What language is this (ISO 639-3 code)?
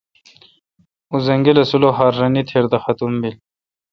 xka